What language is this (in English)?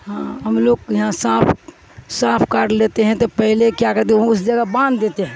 Urdu